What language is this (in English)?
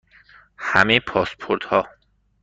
Persian